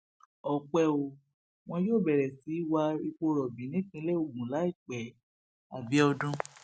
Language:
Yoruba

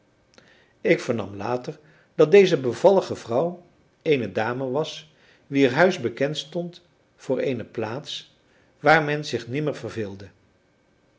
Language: Dutch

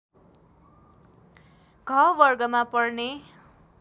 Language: Nepali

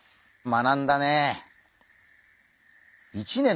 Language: Japanese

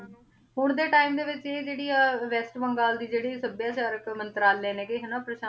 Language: Punjabi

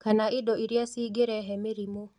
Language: Kikuyu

